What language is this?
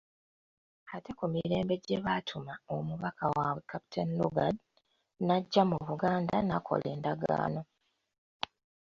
Ganda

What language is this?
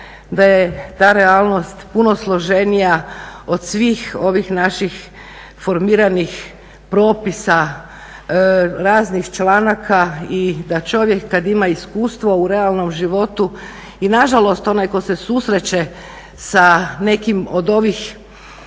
Croatian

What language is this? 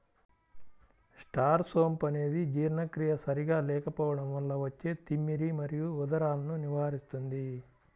Telugu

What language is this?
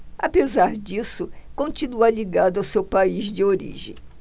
Portuguese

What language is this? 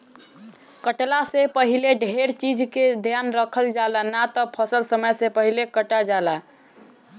Bhojpuri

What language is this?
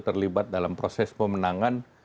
Indonesian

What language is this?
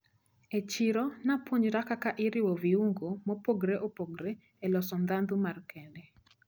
Luo (Kenya and Tanzania)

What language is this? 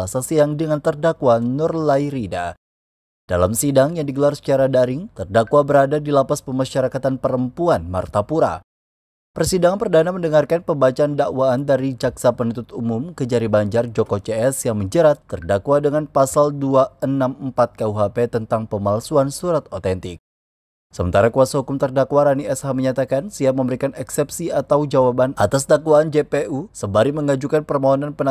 Indonesian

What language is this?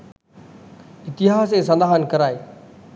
Sinhala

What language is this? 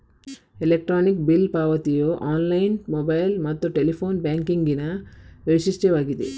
Kannada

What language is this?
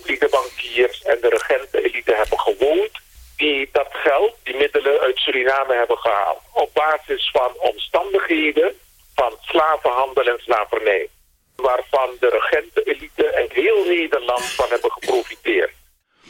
Dutch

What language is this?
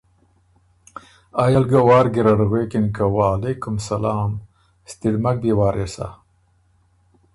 Ormuri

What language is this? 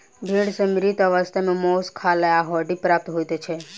Maithili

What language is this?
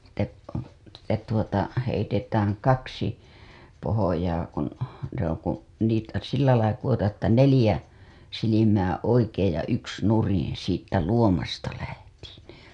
Finnish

